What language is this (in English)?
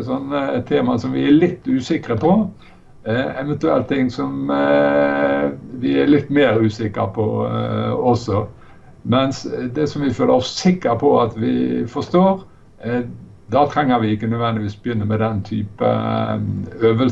Norwegian